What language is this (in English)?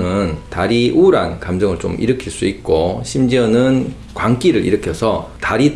Korean